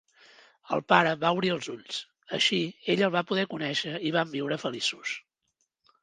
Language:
Catalan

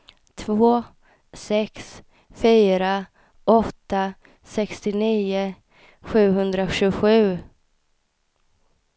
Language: Swedish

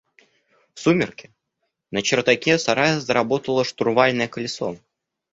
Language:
Russian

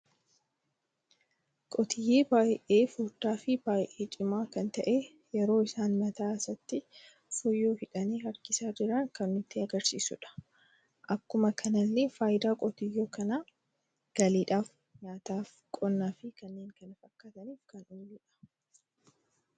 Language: Oromo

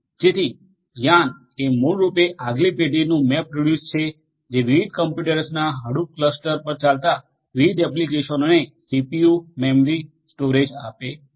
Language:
Gujarati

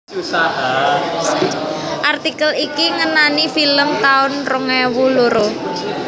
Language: Javanese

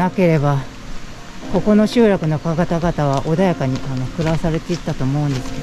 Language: Japanese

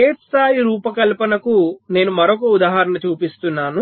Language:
Telugu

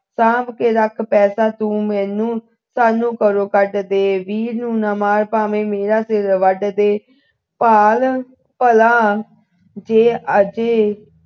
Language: Punjabi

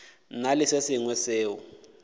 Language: Northern Sotho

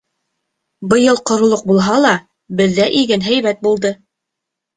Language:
Bashkir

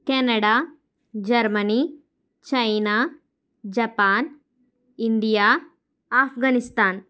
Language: Telugu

